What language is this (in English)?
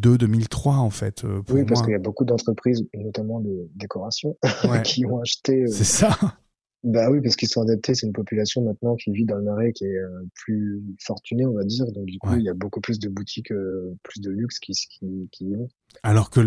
French